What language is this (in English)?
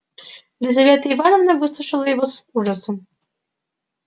Russian